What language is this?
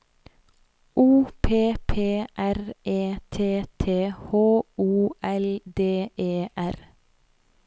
Norwegian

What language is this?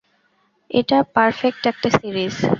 Bangla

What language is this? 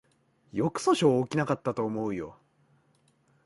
Japanese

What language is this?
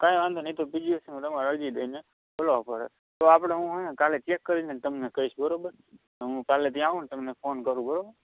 Gujarati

